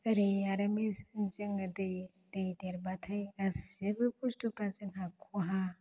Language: Bodo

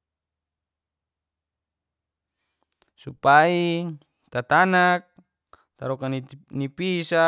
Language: Geser-Gorom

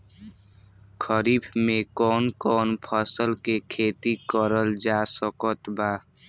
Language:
Bhojpuri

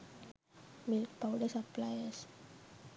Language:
Sinhala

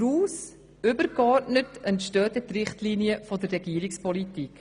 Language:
Swiss German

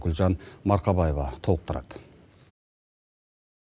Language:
Kazakh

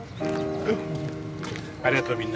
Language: Japanese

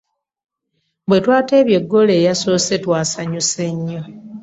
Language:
Ganda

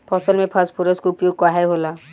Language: Bhojpuri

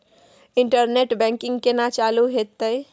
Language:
Maithili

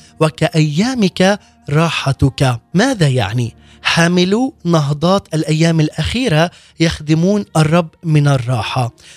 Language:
Arabic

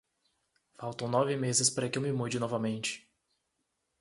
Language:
Portuguese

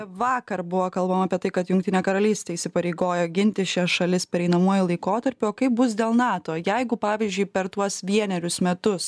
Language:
Lithuanian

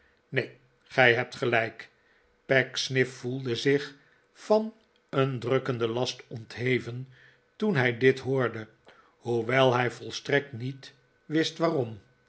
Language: Dutch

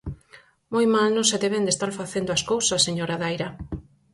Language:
Galician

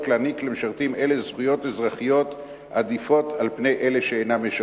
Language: Hebrew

